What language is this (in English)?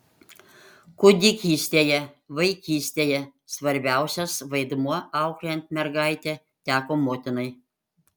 Lithuanian